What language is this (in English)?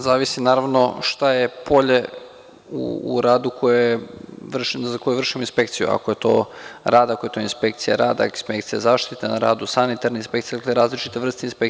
Serbian